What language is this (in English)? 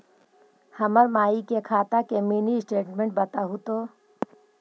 Magahi